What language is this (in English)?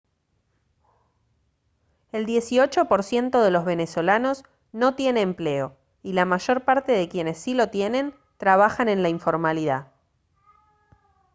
Spanish